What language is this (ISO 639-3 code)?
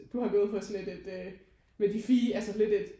dan